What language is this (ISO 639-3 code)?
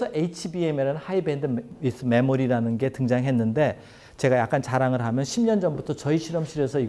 kor